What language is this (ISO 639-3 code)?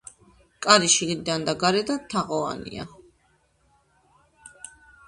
kat